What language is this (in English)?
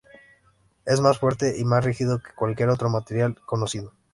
Spanish